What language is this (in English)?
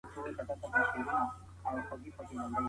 Pashto